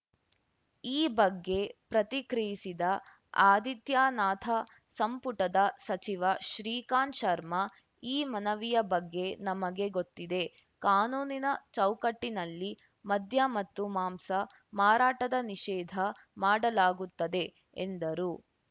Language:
Kannada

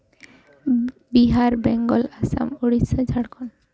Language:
Santali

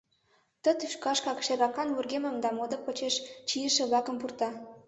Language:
Mari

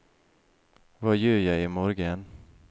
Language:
Norwegian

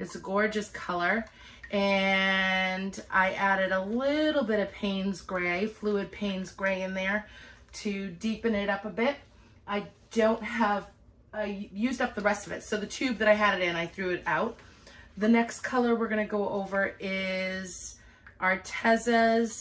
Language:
English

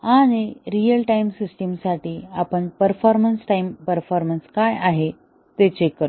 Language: Marathi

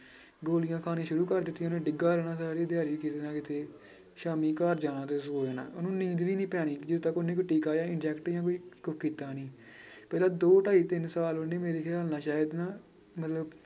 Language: Punjabi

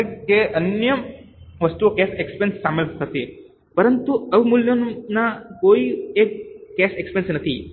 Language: Gujarati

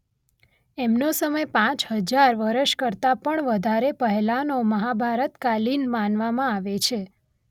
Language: Gujarati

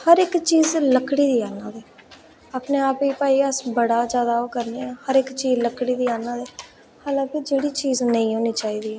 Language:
Dogri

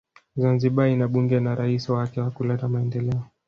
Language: Swahili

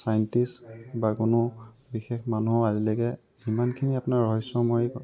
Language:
Assamese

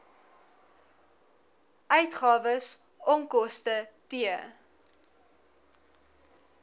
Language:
Afrikaans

